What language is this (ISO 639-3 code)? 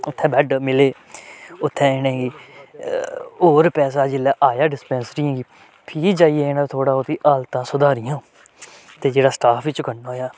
doi